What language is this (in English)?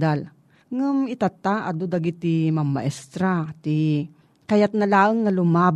Filipino